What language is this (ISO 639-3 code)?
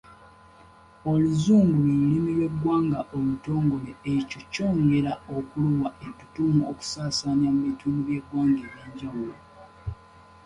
lug